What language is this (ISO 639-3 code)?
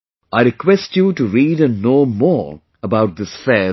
eng